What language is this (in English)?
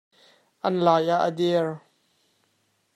Hakha Chin